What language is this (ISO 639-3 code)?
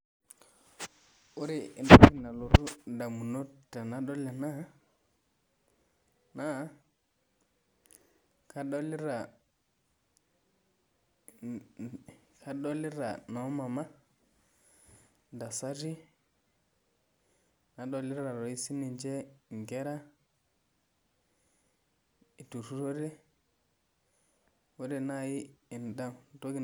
mas